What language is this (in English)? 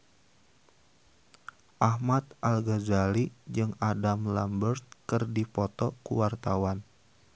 Sundanese